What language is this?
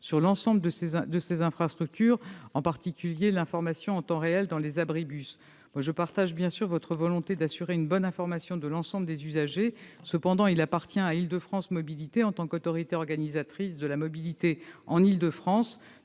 French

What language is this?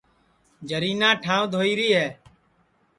Sansi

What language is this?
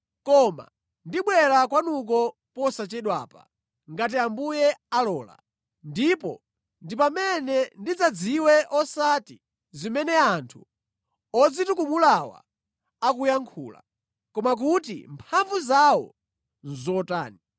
Nyanja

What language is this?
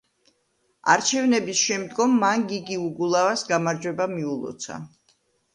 Georgian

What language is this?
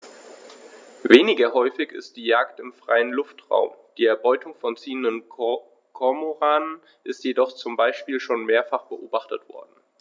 German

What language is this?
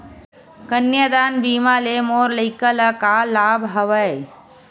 Chhattisgarhi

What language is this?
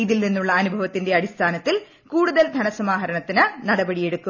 Malayalam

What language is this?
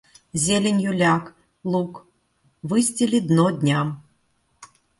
Russian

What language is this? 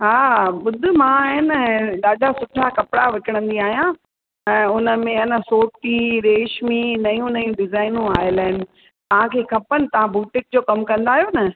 Sindhi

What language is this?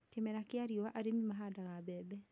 Kikuyu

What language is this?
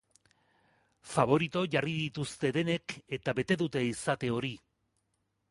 Basque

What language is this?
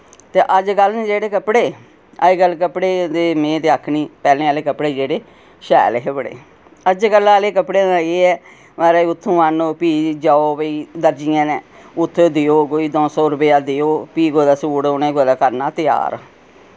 Dogri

